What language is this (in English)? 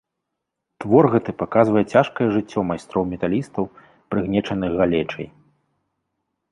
Belarusian